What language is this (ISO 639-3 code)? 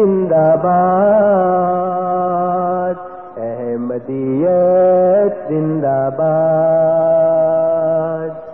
urd